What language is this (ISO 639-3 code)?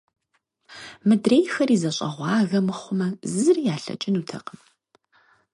kbd